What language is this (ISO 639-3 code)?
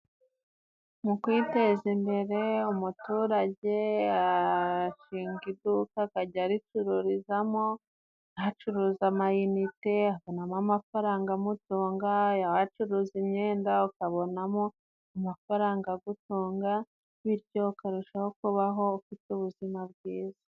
kin